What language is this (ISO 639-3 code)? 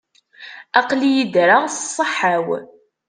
kab